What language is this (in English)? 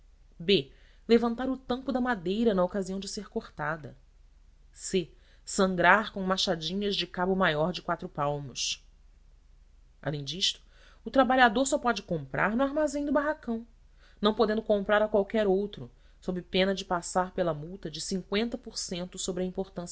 Portuguese